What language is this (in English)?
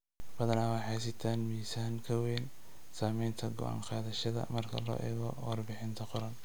Somali